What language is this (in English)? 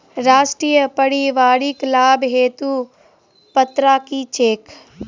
Maithili